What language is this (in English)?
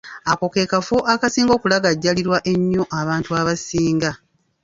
Ganda